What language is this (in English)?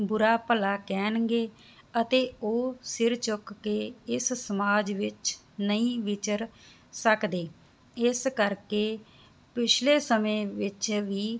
Punjabi